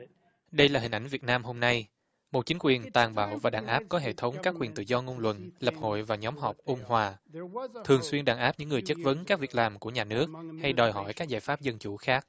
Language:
Vietnamese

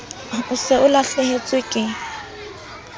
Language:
Southern Sotho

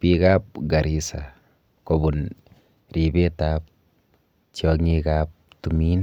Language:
Kalenjin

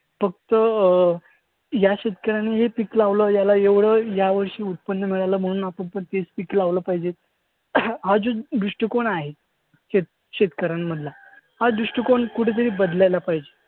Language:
Marathi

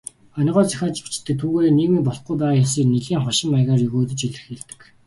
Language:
Mongolian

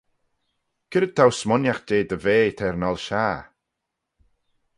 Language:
Manx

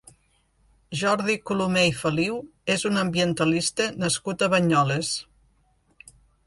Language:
Catalan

